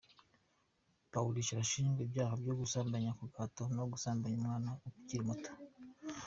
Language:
Kinyarwanda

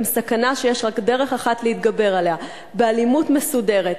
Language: Hebrew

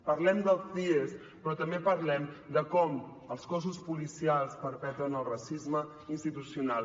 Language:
Catalan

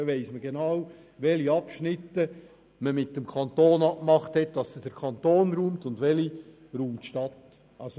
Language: Swiss German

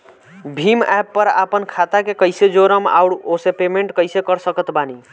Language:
Bhojpuri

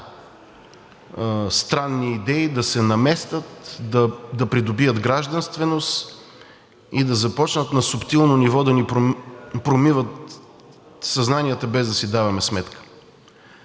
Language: Bulgarian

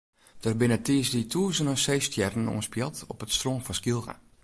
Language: Western Frisian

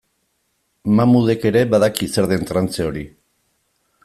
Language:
Basque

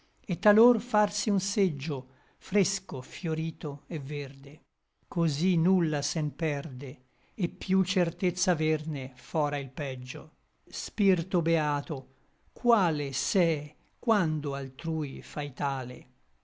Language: Italian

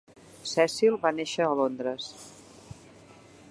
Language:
Catalan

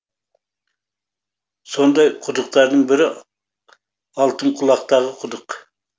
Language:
Kazakh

